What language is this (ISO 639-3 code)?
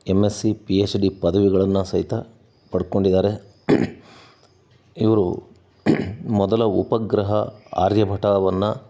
kan